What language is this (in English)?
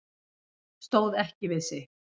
Icelandic